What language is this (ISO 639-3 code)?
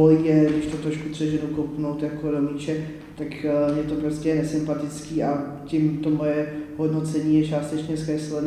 ces